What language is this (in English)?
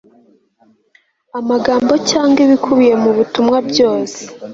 Kinyarwanda